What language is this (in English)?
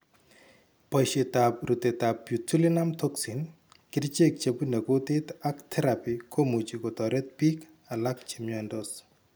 Kalenjin